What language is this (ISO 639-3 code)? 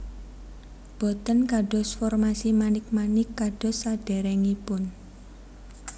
jav